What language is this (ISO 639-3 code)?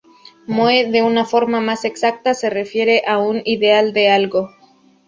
spa